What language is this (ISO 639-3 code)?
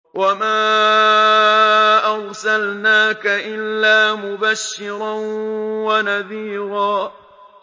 ara